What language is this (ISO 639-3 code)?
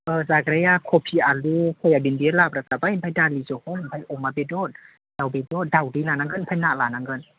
brx